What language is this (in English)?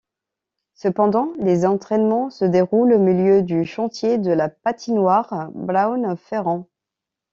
French